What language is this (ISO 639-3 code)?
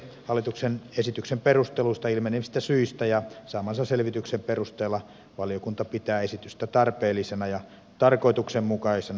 fin